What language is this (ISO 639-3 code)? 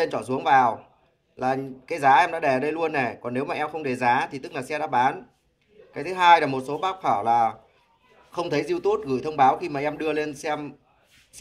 vie